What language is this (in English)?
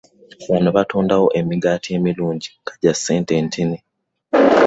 Ganda